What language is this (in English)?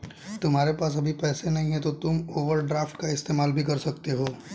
Hindi